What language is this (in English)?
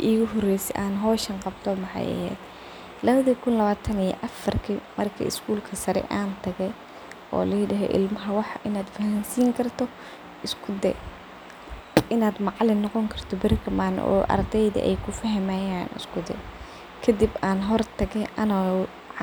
Somali